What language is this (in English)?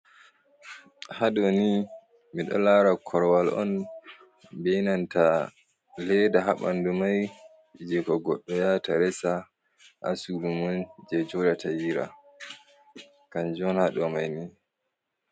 Fula